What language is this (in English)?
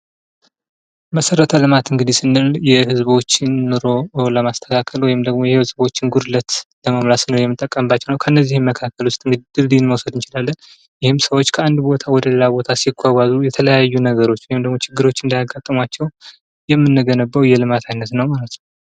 Amharic